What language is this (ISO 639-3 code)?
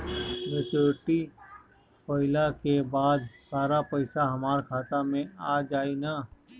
bho